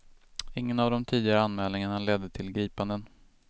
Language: Swedish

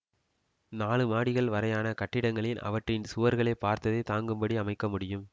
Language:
Tamil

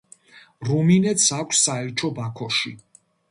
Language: Georgian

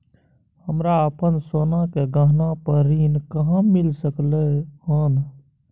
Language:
Maithili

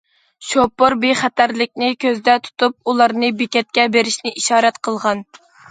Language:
Uyghur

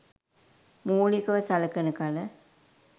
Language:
Sinhala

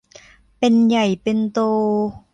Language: Thai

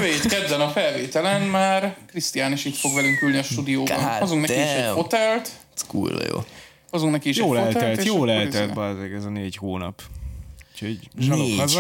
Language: Hungarian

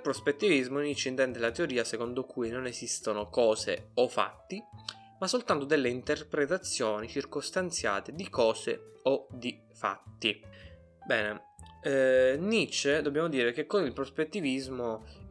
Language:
Italian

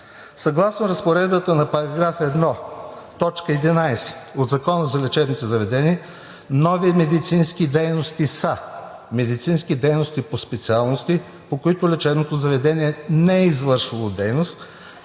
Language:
Bulgarian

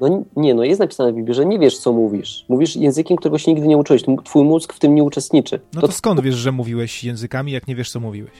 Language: Polish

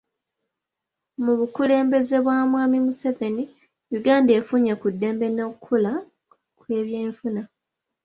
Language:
Ganda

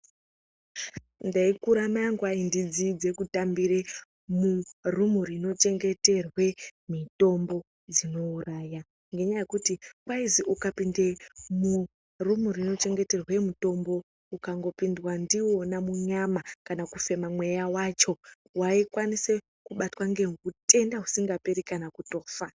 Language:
Ndau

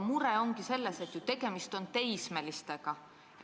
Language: Estonian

